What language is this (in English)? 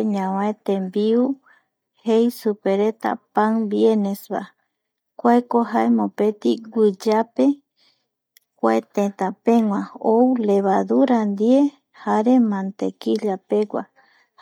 Eastern Bolivian Guaraní